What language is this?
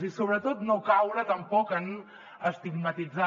Catalan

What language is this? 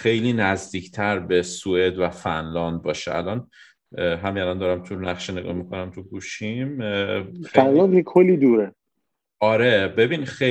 Persian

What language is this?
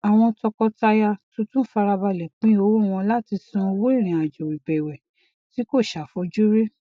Yoruba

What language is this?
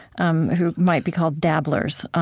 English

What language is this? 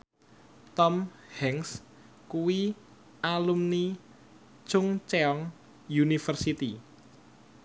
Javanese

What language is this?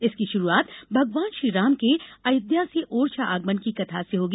Hindi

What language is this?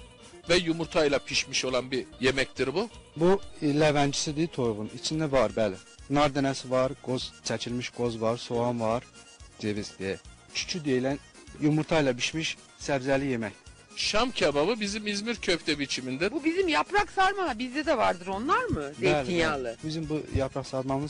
Turkish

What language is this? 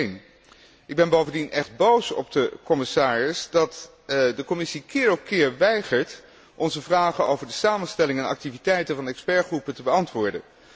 Dutch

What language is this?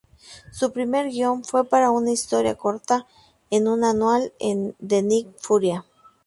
Spanish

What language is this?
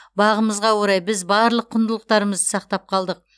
Kazakh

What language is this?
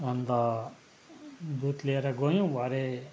Nepali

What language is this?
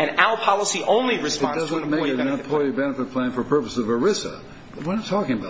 English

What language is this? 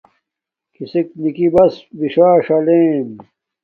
Domaaki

